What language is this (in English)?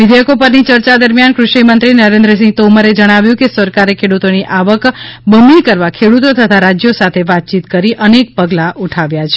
Gujarati